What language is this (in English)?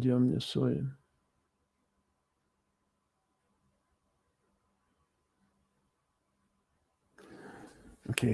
Russian